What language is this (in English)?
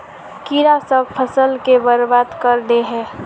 Magahi